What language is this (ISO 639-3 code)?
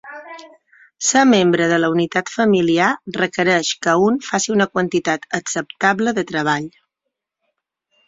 cat